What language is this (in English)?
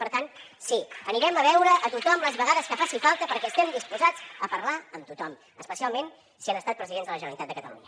Catalan